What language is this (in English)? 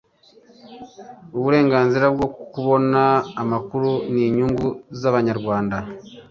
Kinyarwanda